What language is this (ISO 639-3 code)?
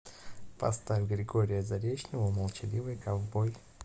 rus